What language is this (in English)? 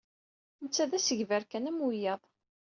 Kabyle